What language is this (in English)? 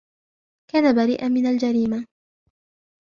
Arabic